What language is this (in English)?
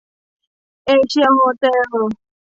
Thai